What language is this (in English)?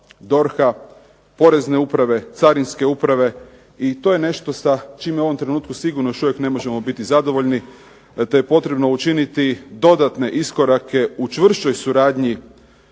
Croatian